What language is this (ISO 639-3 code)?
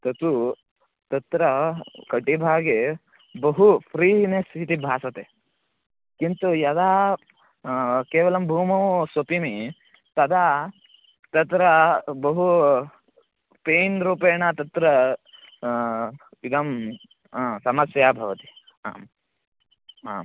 san